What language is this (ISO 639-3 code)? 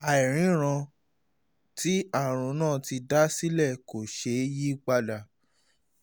yor